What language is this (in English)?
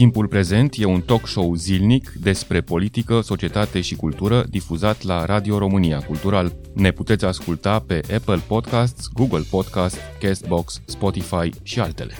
Romanian